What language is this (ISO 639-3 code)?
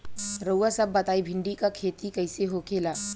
bho